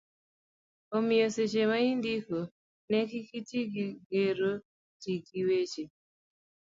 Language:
Luo (Kenya and Tanzania)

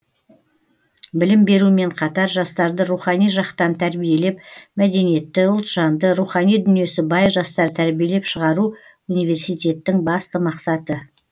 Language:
Kazakh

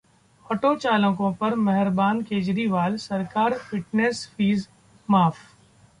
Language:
Hindi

